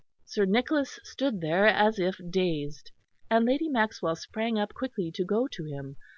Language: English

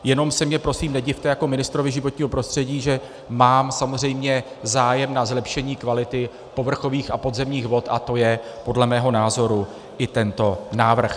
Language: Czech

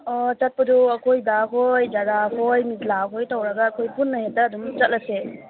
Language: Manipuri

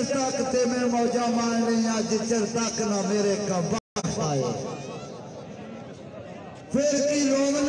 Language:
Arabic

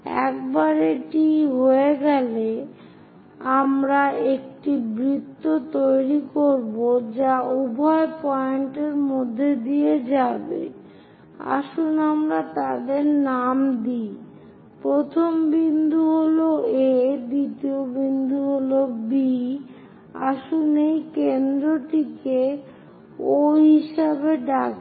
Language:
Bangla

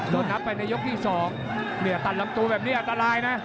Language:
Thai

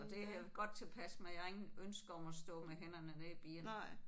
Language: Danish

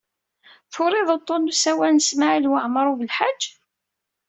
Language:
Kabyle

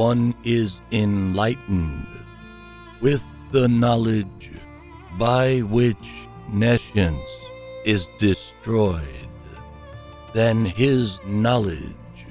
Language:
English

